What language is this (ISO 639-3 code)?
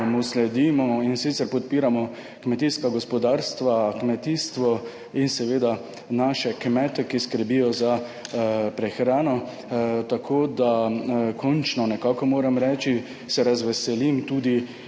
slv